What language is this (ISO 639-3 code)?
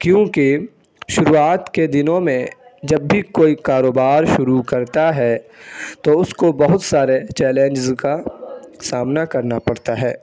urd